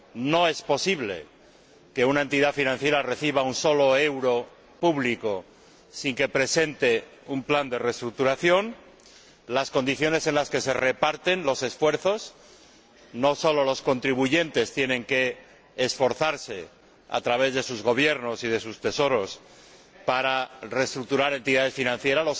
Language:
Spanish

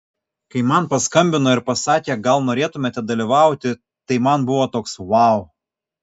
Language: Lithuanian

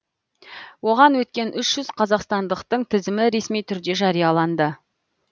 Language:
Kazakh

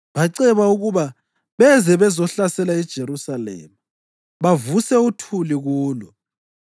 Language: North Ndebele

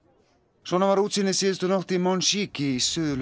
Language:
Icelandic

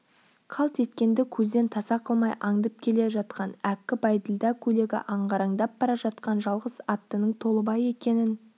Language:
Kazakh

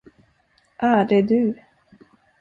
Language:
Swedish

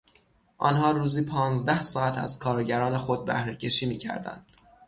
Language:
Persian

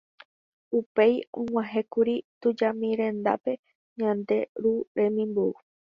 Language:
Guarani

